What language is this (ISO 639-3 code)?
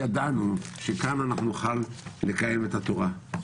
heb